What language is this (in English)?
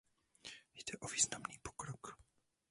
Czech